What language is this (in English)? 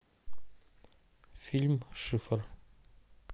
Russian